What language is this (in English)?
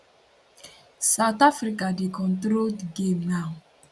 Nigerian Pidgin